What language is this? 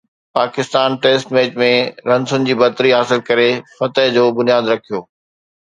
Sindhi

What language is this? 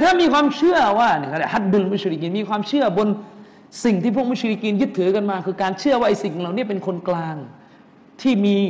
Thai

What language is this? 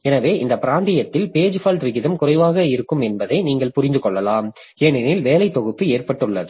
Tamil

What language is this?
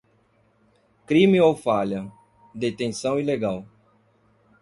Portuguese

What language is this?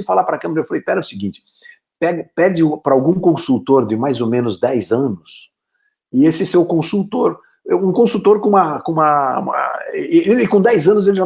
Portuguese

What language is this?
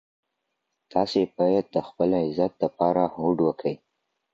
Pashto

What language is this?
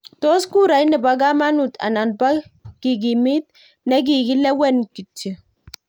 Kalenjin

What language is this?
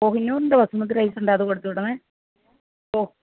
Malayalam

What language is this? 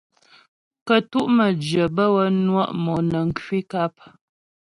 Ghomala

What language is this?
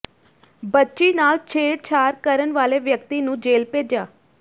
Punjabi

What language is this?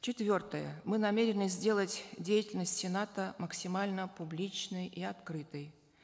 Kazakh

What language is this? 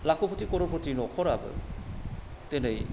Bodo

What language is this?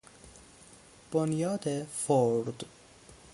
Persian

